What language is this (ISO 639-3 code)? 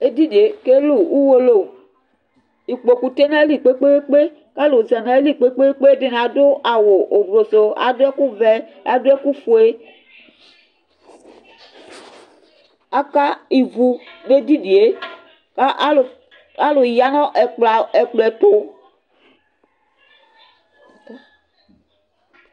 kpo